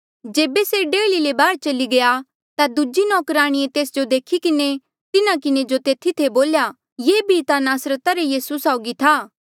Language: Mandeali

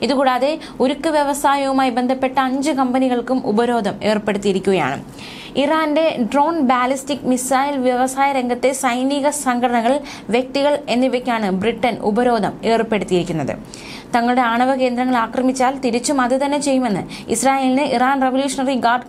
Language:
Malayalam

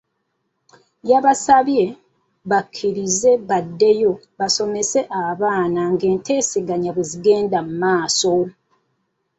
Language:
Ganda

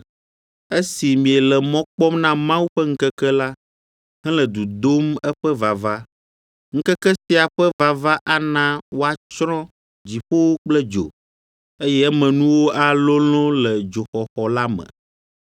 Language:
Ewe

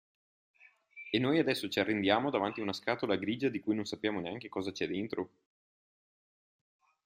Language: Italian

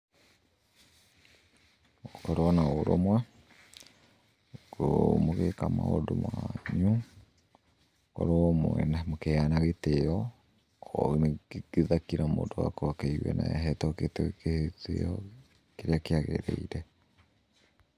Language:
Kikuyu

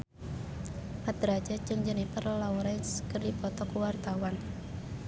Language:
Sundanese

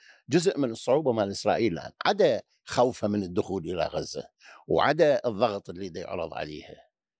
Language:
Arabic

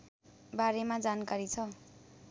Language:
Nepali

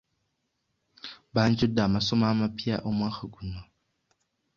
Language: Ganda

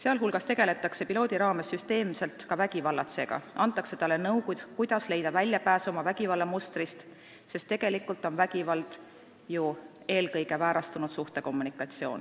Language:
Estonian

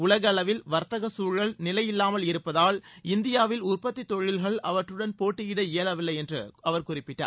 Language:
Tamil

